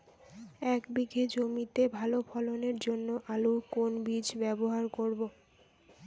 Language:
Bangla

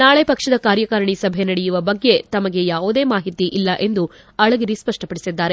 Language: Kannada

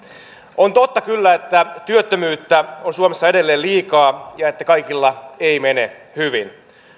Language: Finnish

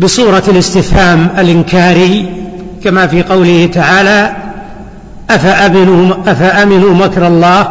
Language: Arabic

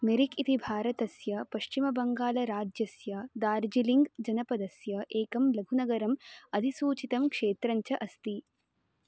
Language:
Sanskrit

